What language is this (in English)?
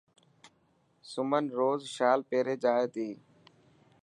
Dhatki